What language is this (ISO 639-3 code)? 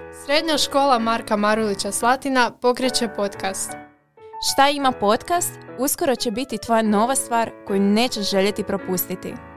hrv